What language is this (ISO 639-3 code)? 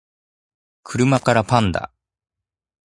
jpn